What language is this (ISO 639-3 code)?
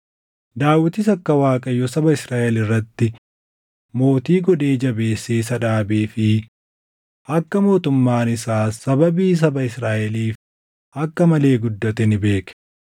orm